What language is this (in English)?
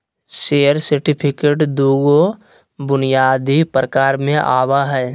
Magahi